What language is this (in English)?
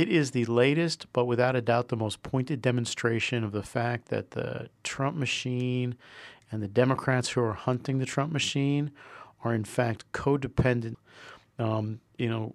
English